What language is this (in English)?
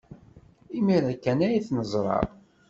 Kabyle